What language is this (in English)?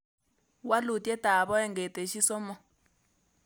Kalenjin